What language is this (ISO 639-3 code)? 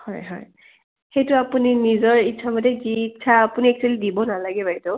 asm